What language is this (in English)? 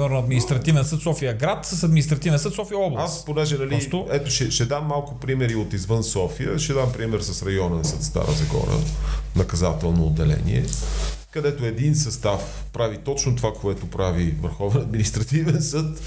Bulgarian